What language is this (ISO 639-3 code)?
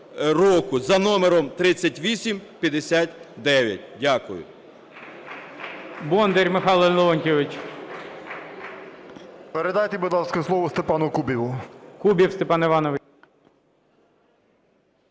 ukr